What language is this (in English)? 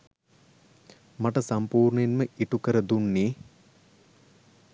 Sinhala